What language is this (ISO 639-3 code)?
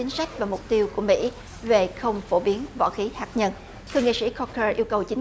vie